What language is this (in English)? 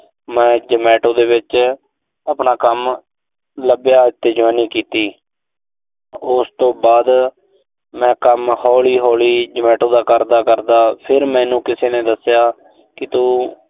Punjabi